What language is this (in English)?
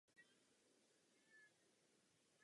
Czech